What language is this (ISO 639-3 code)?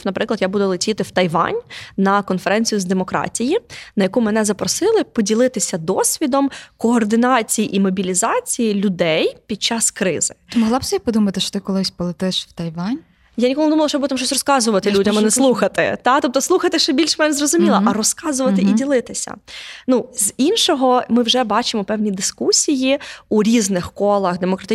ukr